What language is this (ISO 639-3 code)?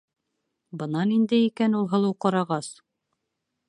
bak